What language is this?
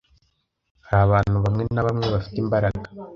Kinyarwanda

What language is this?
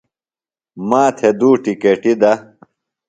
Phalura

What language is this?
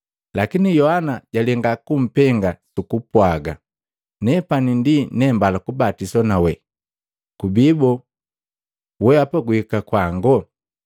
Matengo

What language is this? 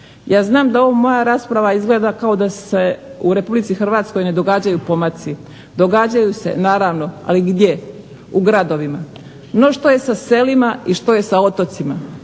Croatian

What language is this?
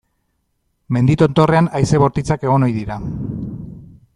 Basque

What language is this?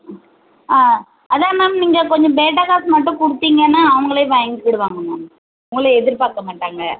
Tamil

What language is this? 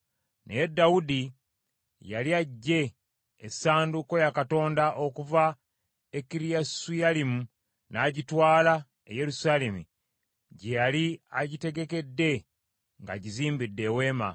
Ganda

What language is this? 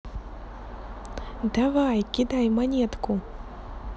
Russian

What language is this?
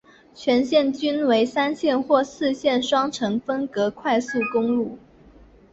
Chinese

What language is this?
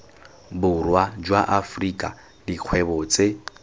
Tswana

